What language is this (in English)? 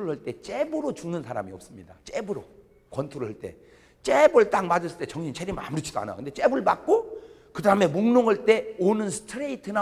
Korean